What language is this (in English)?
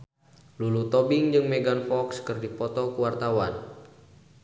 Sundanese